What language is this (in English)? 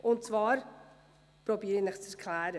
Swiss German